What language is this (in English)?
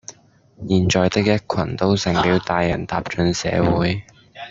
Cantonese